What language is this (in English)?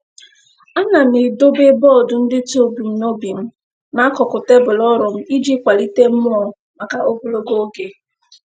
Igbo